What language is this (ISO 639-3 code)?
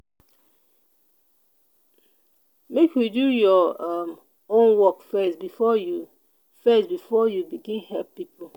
pcm